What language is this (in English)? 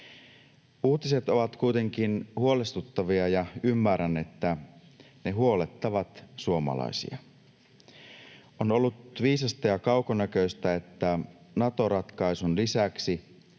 Finnish